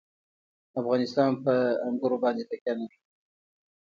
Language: Pashto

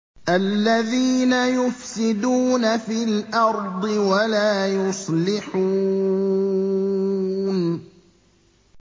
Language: Arabic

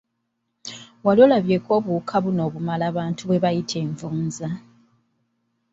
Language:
Ganda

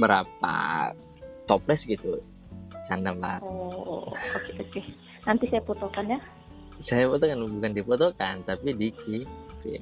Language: Indonesian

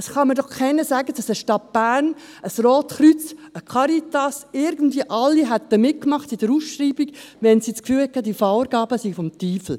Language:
Swiss German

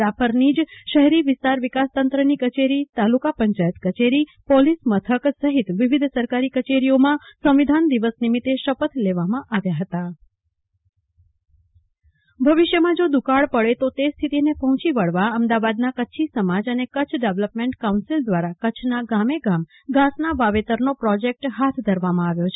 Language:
Gujarati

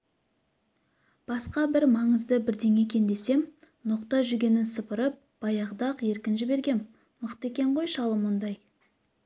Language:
Kazakh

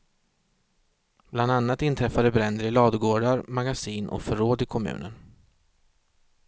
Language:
Swedish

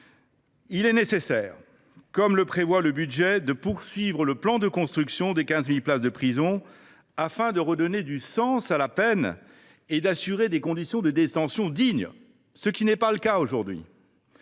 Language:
French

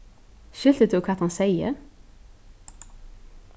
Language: Faroese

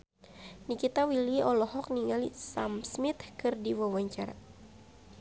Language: Sundanese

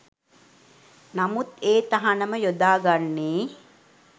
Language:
Sinhala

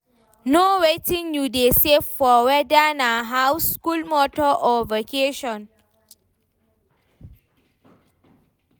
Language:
Nigerian Pidgin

